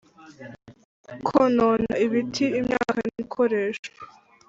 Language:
Kinyarwanda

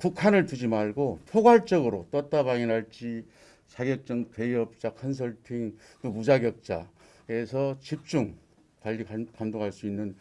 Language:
Korean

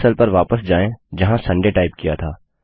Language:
Hindi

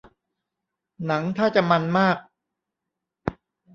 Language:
Thai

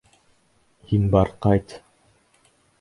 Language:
Bashkir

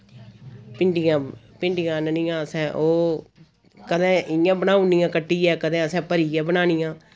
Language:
Dogri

